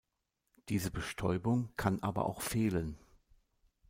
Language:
German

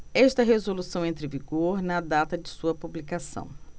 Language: Portuguese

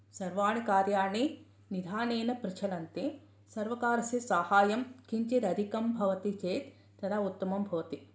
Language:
Sanskrit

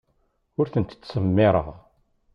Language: Kabyle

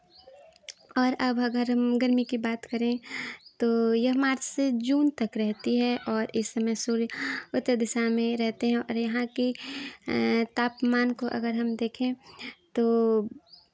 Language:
Hindi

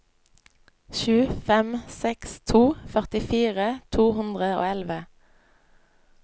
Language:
Norwegian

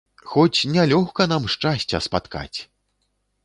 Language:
Belarusian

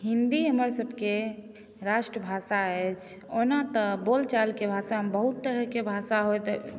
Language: Maithili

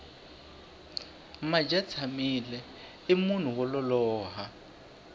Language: Tsonga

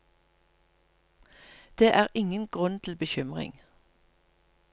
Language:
Norwegian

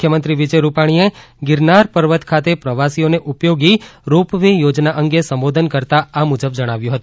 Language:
Gujarati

